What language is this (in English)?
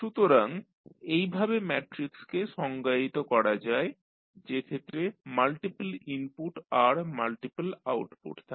Bangla